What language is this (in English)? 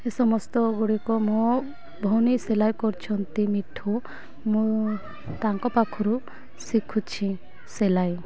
Odia